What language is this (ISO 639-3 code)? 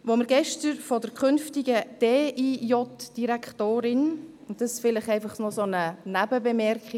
gsw